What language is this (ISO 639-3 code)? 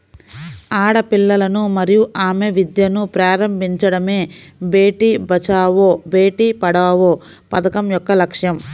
tel